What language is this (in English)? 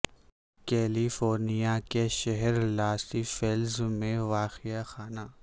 Urdu